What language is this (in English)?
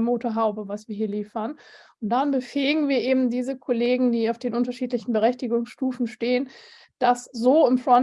German